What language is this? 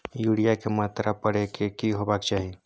Maithili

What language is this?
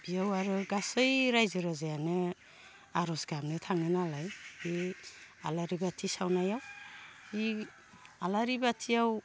Bodo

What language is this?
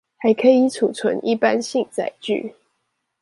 Chinese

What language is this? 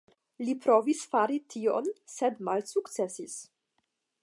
Esperanto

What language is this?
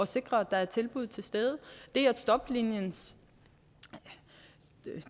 Danish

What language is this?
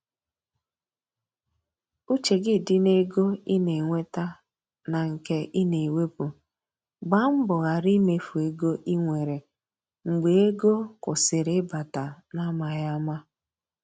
Igbo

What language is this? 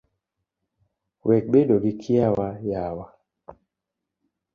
Luo (Kenya and Tanzania)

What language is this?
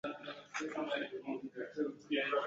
Chinese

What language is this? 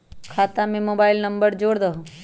Magahi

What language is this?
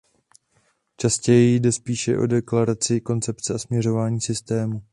Czech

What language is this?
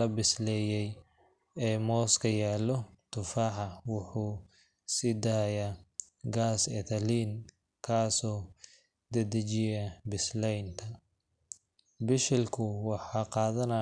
Somali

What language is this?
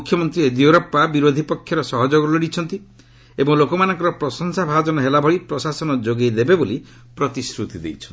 Odia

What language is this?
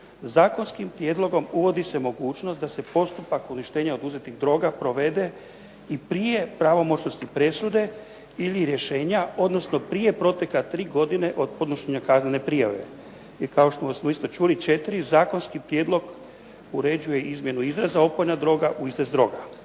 Croatian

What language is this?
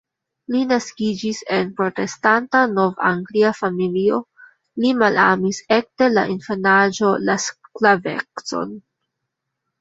Esperanto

